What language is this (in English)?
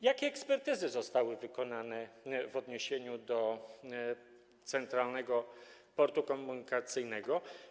Polish